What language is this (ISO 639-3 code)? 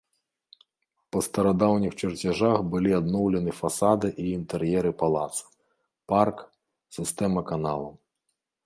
bel